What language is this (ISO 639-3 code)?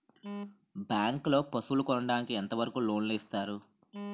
tel